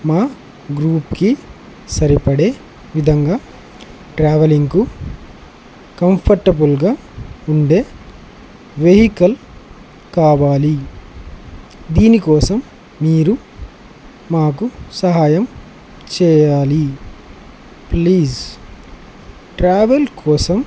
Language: Telugu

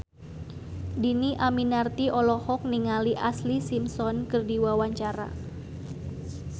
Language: Sundanese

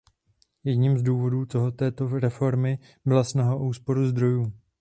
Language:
Czech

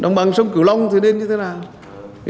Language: Vietnamese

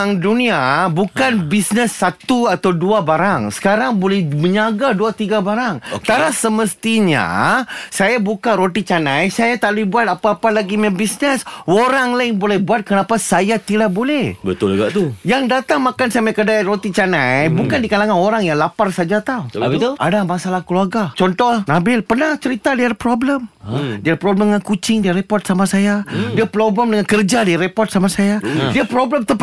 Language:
Malay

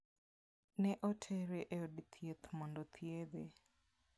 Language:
Luo (Kenya and Tanzania)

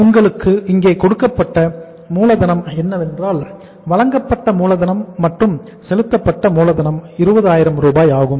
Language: Tamil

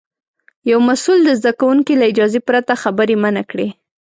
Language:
Pashto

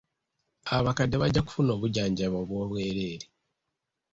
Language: Ganda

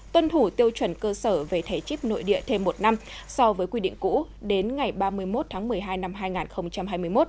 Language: Vietnamese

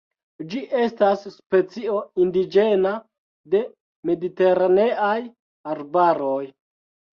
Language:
Esperanto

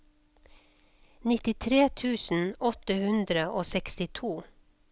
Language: Norwegian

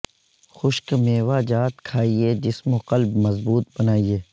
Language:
Urdu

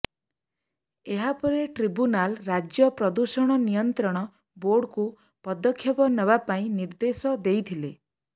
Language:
Odia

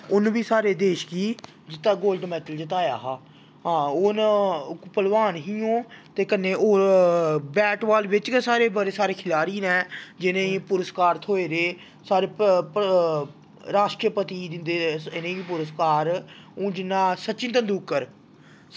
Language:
Dogri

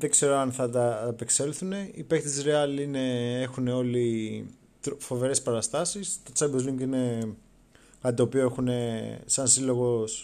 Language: Greek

